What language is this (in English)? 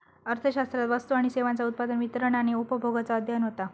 Marathi